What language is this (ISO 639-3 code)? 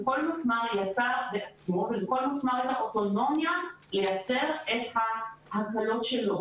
heb